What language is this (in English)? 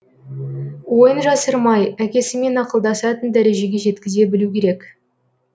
Kazakh